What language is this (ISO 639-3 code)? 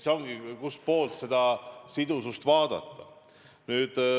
est